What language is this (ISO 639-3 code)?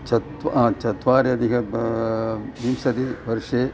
san